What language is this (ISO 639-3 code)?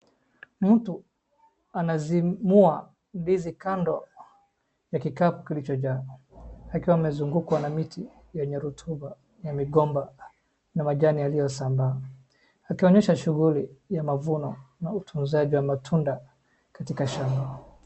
swa